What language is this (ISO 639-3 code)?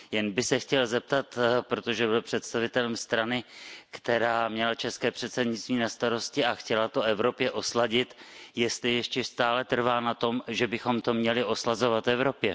ces